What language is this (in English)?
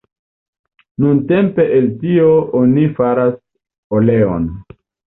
Esperanto